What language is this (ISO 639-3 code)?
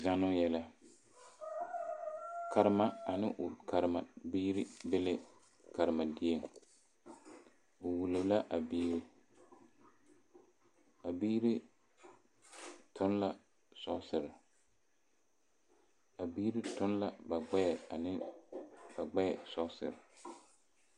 dga